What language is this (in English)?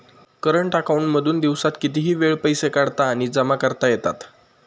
Marathi